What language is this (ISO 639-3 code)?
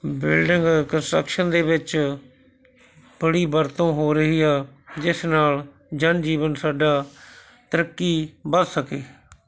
pan